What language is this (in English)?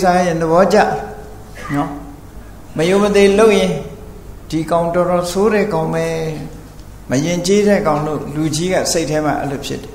Thai